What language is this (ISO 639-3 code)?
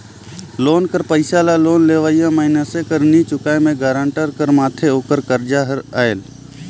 hne